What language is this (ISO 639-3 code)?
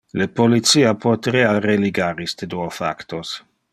ina